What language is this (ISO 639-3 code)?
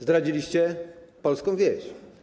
pol